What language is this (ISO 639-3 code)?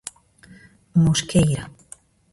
glg